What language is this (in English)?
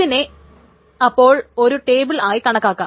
Malayalam